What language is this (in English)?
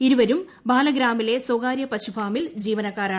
Malayalam